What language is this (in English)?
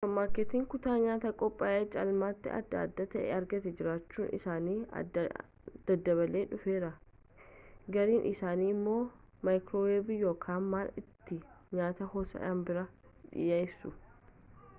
Oromo